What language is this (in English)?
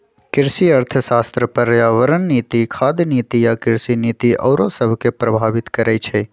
Magahi